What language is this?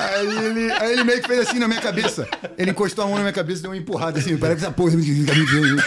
Portuguese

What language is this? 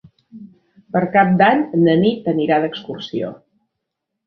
Catalan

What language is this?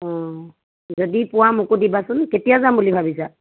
Assamese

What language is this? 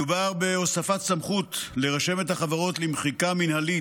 Hebrew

